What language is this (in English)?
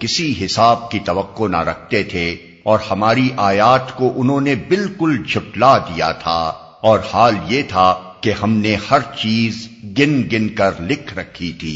Urdu